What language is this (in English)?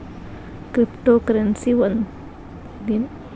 Kannada